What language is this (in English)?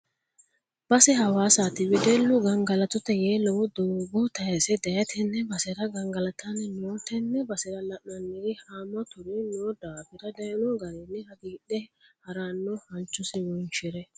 Sidamo